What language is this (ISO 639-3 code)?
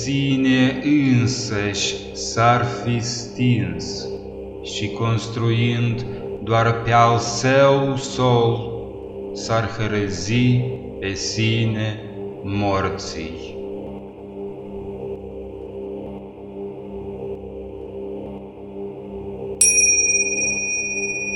ron